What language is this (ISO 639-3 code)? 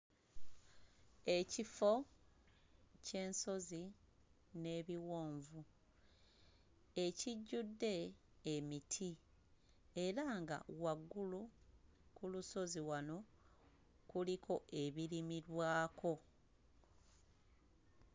lug